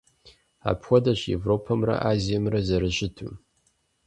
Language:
Kabardian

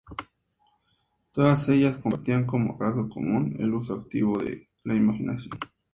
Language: Spanish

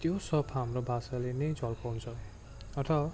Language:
Nepali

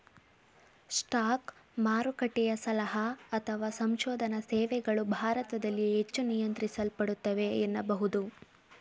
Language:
Kannada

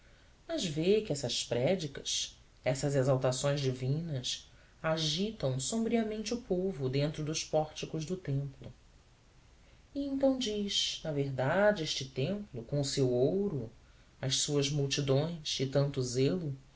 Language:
Portuguese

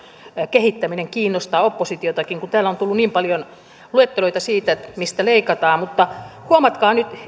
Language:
Finnish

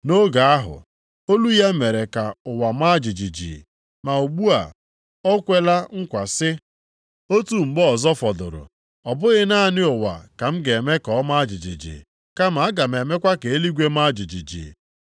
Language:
Igbo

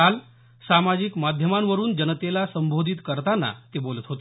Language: Marathi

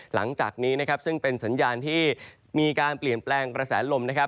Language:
Thai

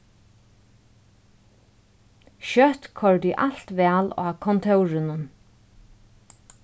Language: Faroese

